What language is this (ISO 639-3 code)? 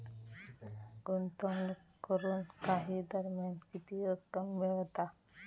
mar